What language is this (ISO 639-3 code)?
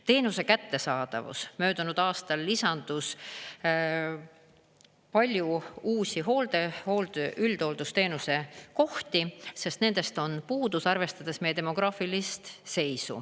est